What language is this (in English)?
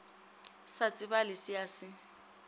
Northern Sotho